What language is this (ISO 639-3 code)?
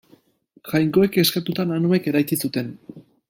eus